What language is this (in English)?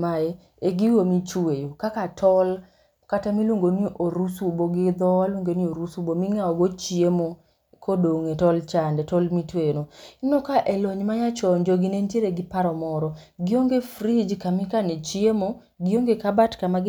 Luo (Kenya and Tanzania)